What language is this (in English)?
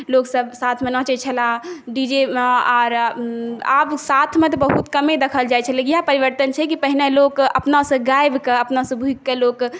Maithili